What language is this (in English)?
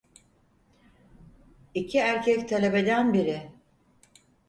Turkish